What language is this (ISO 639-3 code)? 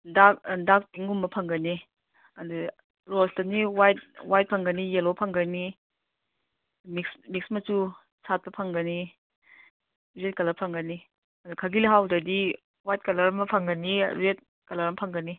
mni